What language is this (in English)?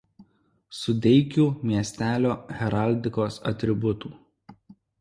Lithuanian